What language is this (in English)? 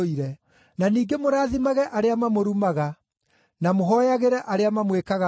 Kikuyu